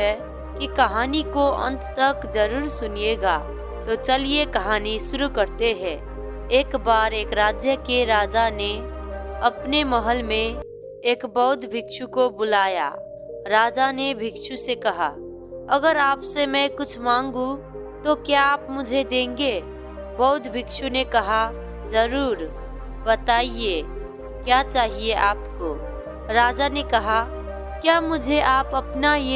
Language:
Hindi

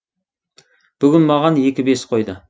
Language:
Kazakh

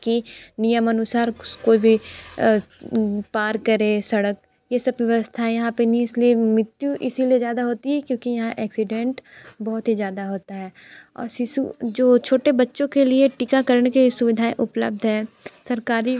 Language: Hindi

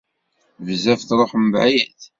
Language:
Kabyle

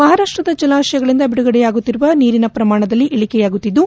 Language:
Kannada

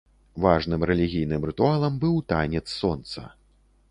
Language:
Belarusian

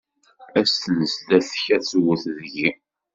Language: Kabyle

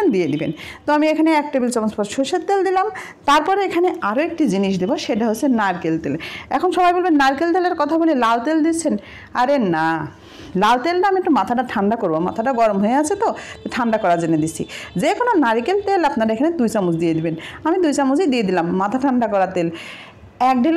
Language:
Bangla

